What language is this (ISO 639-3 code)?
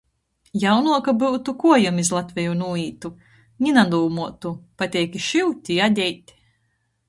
ltg